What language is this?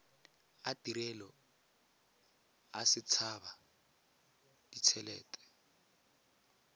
Tswana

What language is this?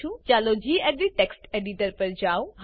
Gujarati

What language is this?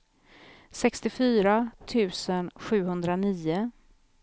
Swedish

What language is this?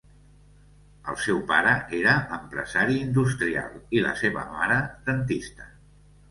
Catalan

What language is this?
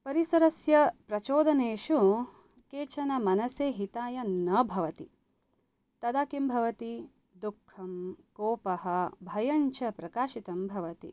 Sanskrit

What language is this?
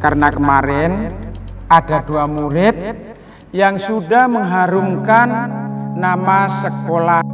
Indonesian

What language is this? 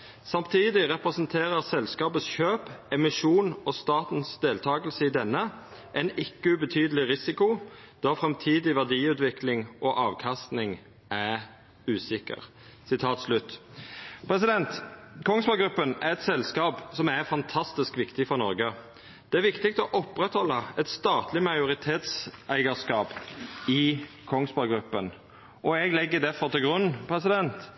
Norwegian Nynorsk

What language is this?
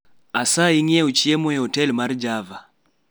Luo (Kenya and Tanzania)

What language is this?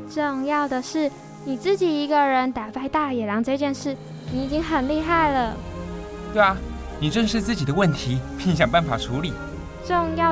Chinese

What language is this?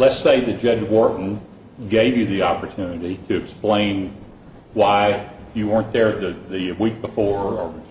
English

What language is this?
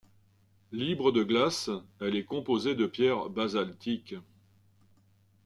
French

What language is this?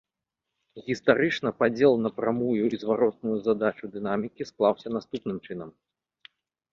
Belarusian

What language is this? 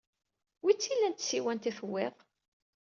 Kabyle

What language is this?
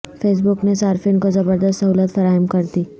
Urdu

